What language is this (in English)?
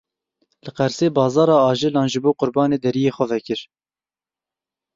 Kurdish